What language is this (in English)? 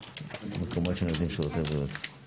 Hebrew